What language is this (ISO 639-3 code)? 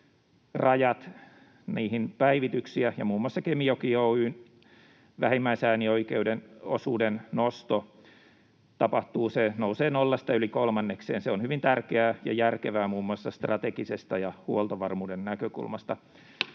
fin